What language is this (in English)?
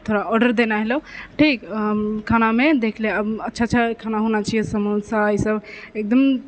Maithili